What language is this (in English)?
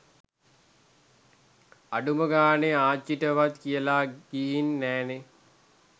Sinhala